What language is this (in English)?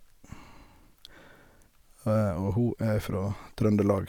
Norwegian